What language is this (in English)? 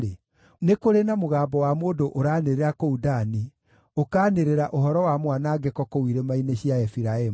Kikuyu